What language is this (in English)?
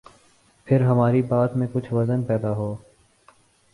Urdu